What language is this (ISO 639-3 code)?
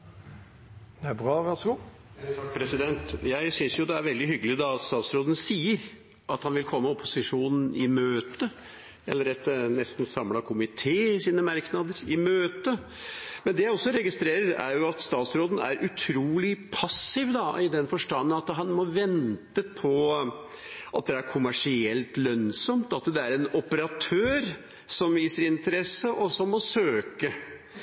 nob